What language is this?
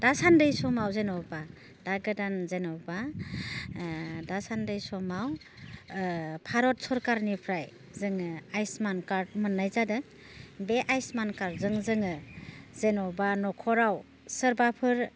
Bodo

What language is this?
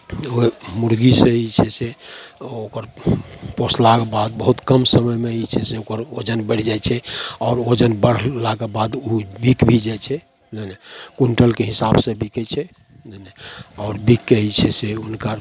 Maithili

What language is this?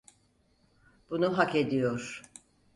Turkish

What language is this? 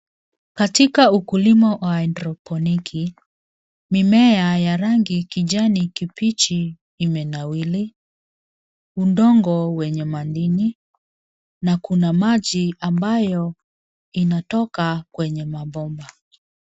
Swahili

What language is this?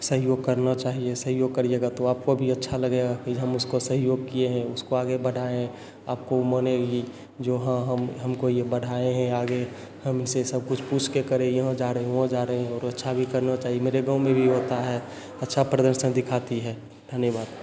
Hindi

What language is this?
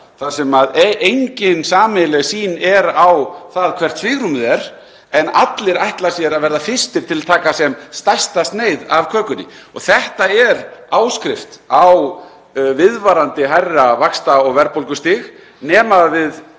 Icelandic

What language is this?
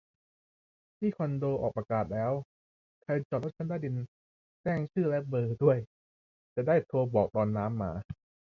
Thai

